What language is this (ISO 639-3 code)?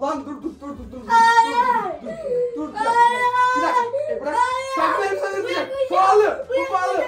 tur